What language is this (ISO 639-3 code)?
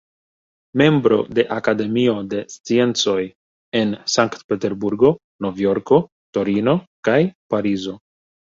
epo